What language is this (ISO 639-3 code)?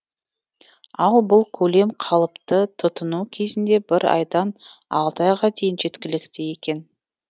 kaz